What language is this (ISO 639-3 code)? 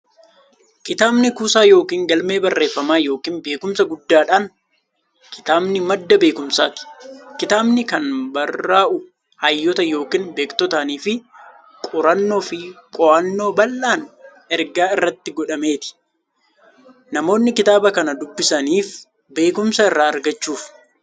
orm